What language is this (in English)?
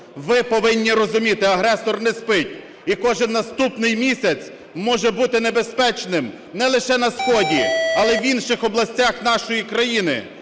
Ukrainian